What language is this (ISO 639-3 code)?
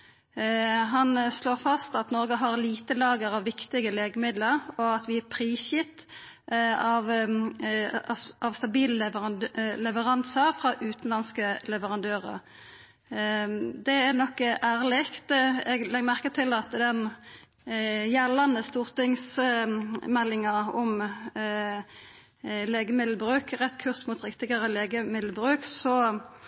nno